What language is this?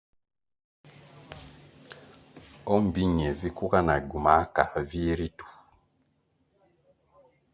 Kwasio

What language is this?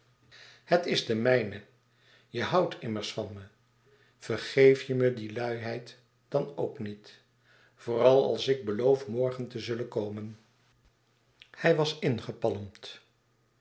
Dutch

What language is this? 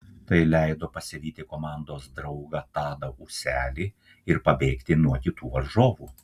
Lithuanian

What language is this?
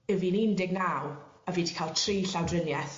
Welsh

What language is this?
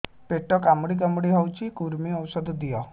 Odia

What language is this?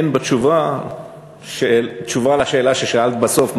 Hebrew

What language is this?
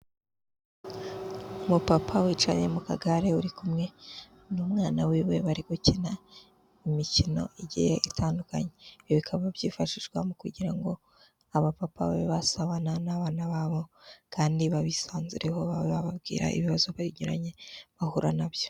Kinyarwanda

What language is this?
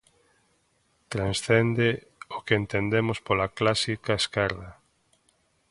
Galician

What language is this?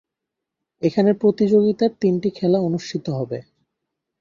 Bangla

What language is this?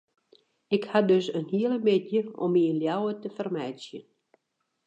Western Frisian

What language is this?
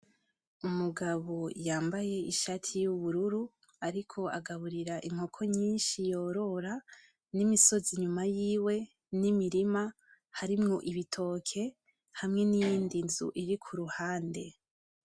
Rundi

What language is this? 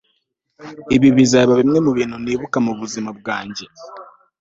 Kinyarwanda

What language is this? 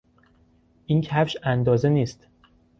Persian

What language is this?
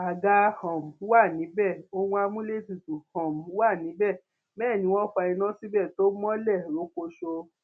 Yoruba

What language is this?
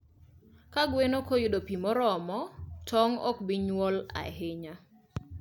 Luo (Kenya and Tanzania)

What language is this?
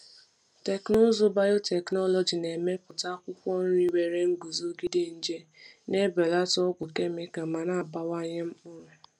Igbo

